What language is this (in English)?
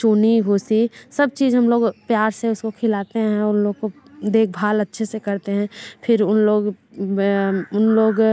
Hindi